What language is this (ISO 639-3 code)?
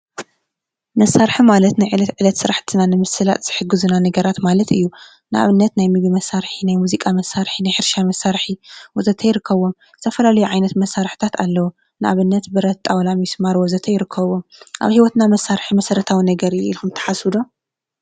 tir